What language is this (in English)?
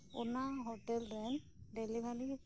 Santali